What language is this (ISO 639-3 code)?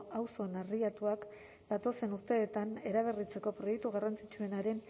eus